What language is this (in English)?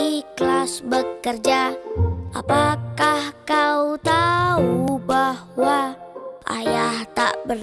Indonesian